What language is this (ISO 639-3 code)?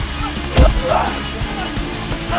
ind